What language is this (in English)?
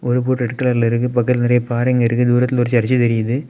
Tamil